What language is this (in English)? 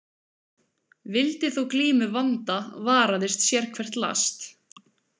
Icelandic